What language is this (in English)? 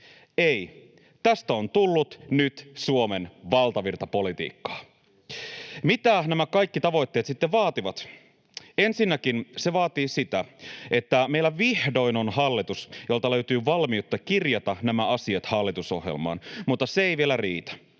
Finnish